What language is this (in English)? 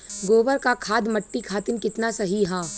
Bhojpuri